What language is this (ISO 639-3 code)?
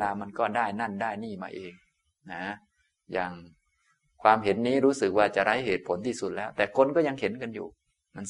tha